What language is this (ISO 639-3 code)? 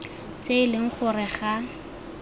tsn